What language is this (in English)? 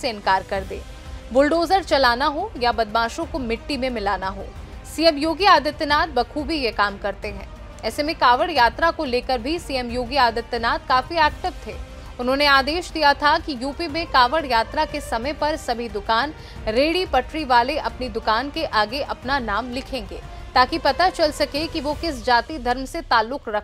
Hindi